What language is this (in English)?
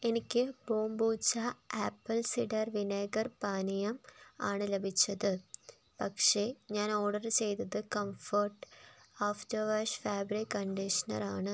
Malayalam